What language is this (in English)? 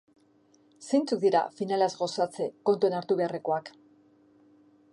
Basque